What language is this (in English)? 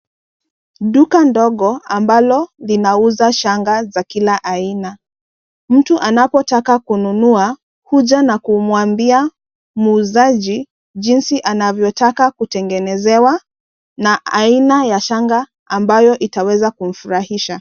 Swahili